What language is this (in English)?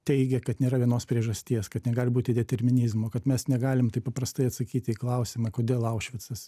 Lithuanian